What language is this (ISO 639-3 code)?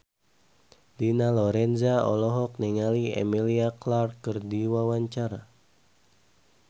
sun